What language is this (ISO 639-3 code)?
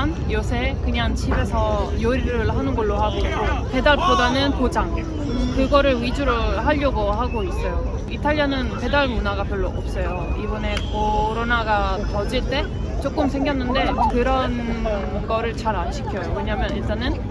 kor